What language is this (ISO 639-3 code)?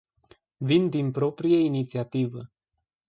ron